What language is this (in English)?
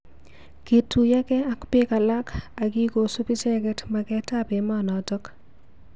Kalenjin